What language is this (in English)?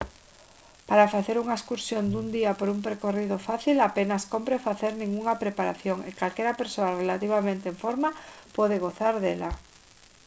Galician